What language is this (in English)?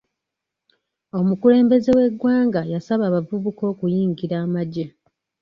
Ganda